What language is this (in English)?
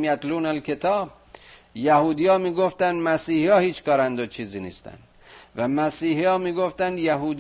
Persian